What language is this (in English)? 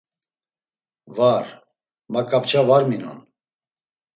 Laz